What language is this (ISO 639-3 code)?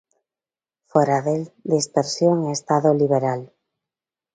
glg